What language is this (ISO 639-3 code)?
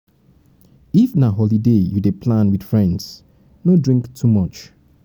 pcm